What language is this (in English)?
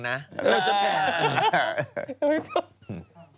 Thai